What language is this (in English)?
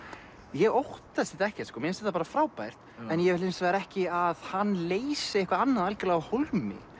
Icelandic